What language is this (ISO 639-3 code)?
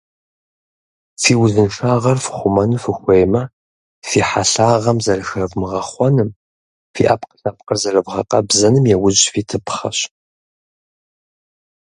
kbd